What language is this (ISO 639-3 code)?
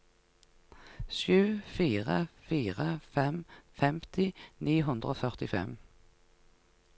nor